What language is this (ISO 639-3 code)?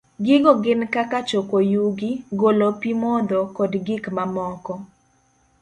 luo